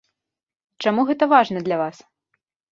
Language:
Belarusian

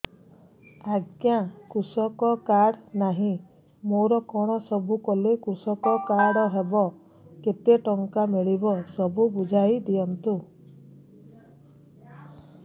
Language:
Odia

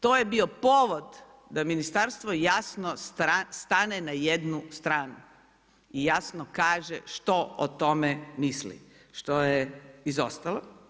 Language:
Croatian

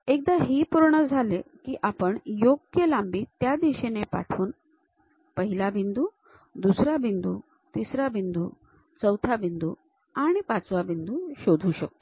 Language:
Marathi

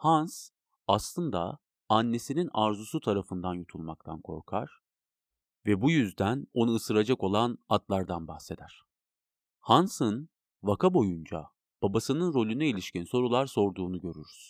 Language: Turkish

